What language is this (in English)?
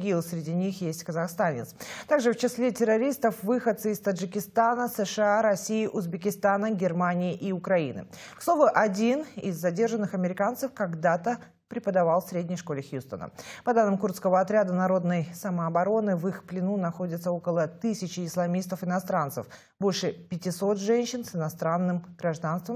Russian